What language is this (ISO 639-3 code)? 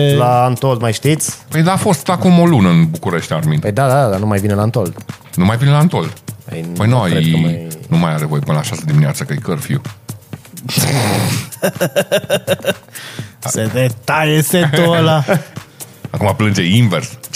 ron